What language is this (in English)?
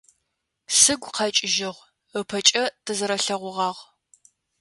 Adyghe